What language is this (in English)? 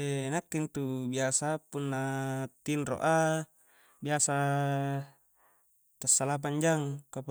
Coastal Konjo